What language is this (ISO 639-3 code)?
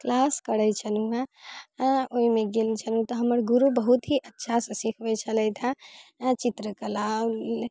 mai